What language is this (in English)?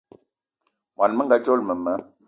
Eton (Cameroon)